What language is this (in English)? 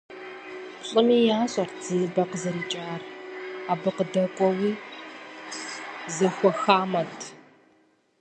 Kabardian